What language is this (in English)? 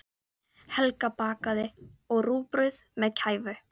Icelandic